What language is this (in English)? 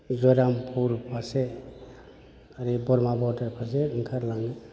Bodo